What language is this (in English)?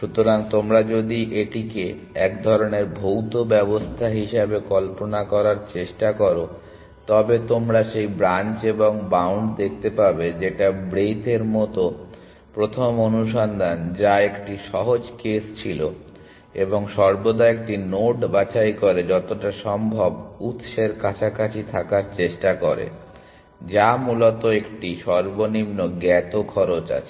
Bangla